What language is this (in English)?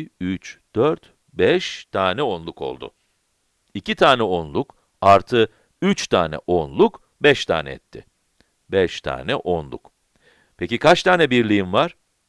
Turkish